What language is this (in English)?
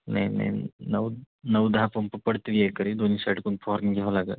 Marathi